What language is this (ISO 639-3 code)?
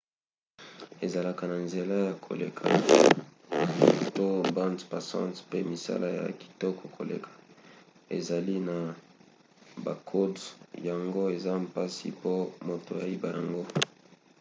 lin